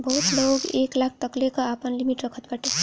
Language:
Bhojpuri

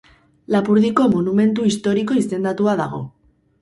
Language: Basque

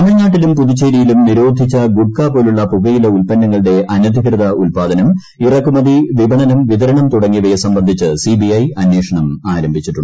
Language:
Malayalam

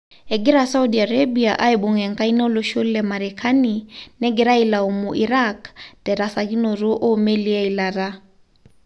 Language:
Masai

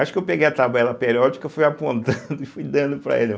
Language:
Portuguese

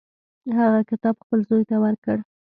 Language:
Pashto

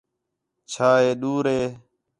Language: Khetrani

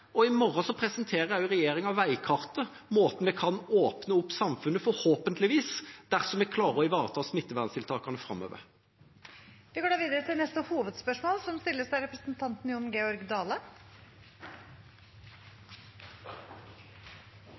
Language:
Norwegian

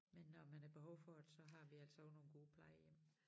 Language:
Danish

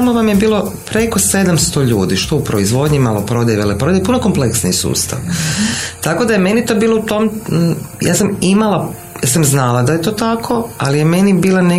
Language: Croatian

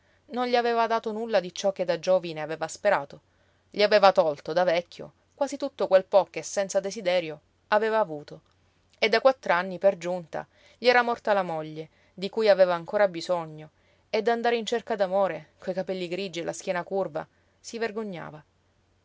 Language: Italian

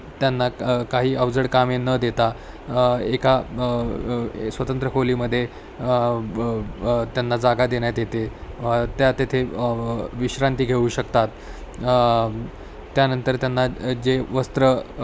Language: Marathi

